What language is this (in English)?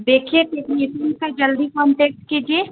Urdu